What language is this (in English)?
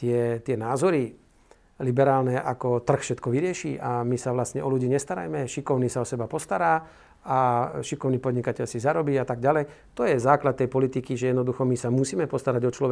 Slovak